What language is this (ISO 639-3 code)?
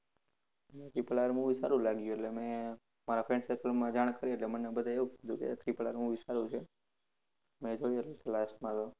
guj